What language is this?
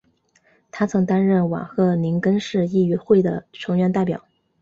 Chinese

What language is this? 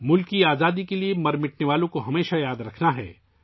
Urdu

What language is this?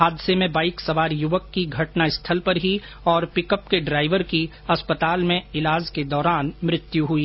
Hindi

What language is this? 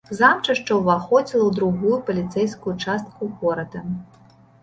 Belarusian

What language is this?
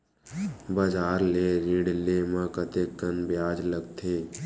Chhattisgarhi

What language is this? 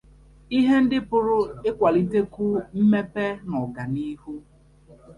Igbo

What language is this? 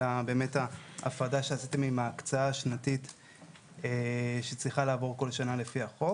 Hebrew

